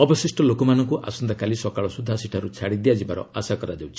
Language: Odia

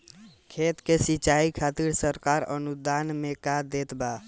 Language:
Bhojpuri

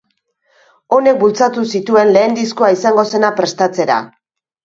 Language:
Basque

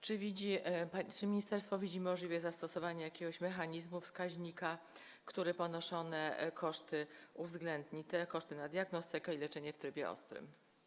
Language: Polish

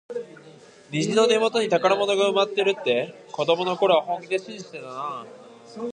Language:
Japanese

